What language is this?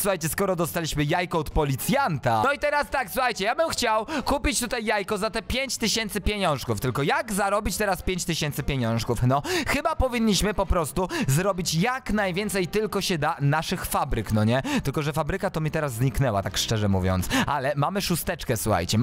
Polish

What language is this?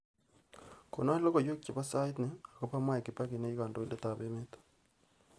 Kalenjin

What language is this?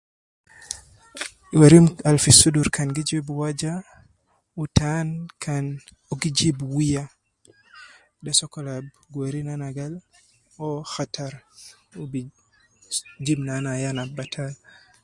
Nubi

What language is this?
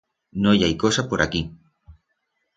Aragonese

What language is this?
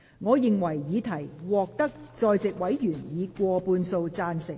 Cantonese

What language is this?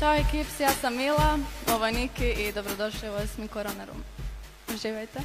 Croatian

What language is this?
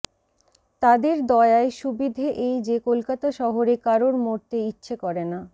Bangla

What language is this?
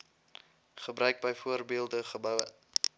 Afrikaans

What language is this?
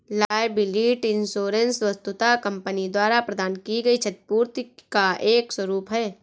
Hindi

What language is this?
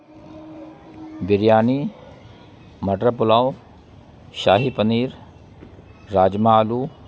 Urdu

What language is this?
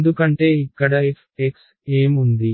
Telugu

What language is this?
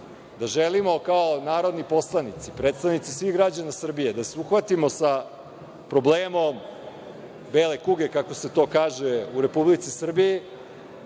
Serbian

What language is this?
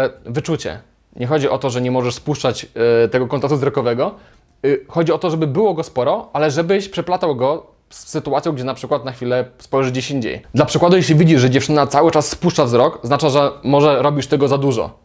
Polish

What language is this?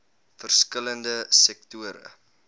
Afrikaans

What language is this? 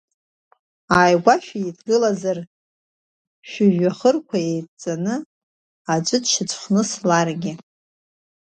Abkhazian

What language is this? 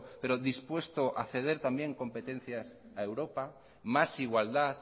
Spanish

